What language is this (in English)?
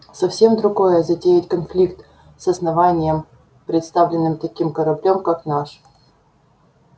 Russian